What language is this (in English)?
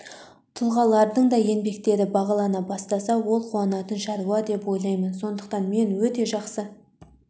Kazakh